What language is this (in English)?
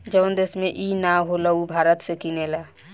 Bhojpuri